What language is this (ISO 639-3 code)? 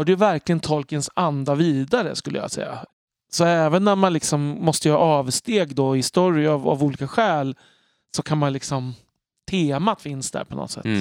swe